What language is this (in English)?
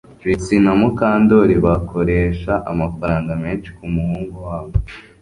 Kinyarwanda